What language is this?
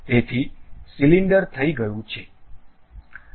Gujarati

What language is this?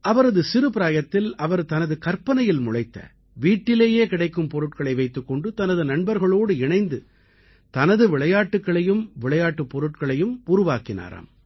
Tamil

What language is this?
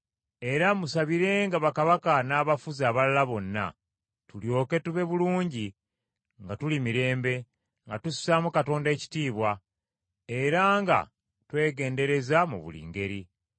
Ganda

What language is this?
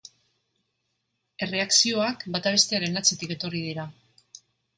Basque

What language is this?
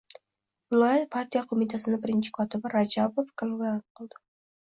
Uzbek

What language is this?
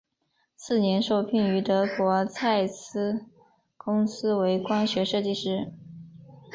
Chinese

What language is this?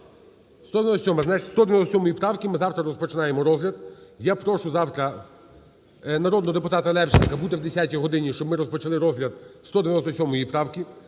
Ukrainian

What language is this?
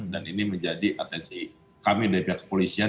Indonesian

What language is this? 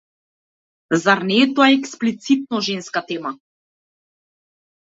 Macedonian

